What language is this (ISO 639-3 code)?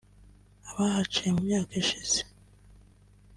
kin